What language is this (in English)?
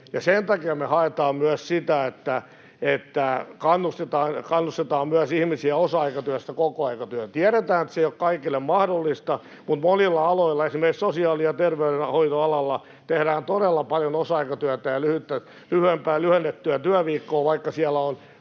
Finnish